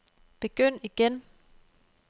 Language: Danish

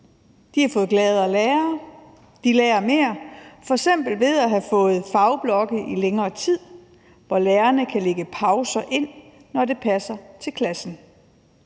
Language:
Danish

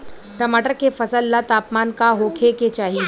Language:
Bhojpuri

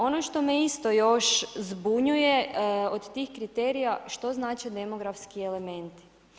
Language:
Croatian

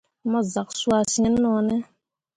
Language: Mundang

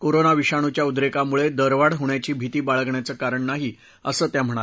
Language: Marathi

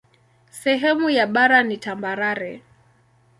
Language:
Swahili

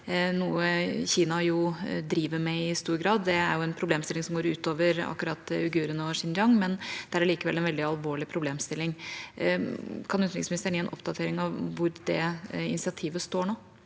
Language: Norwegian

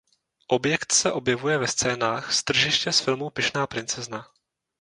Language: Czech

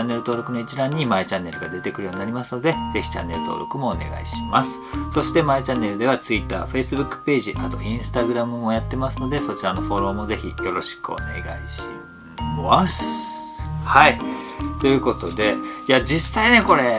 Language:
Japanese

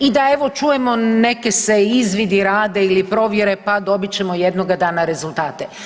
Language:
Croatian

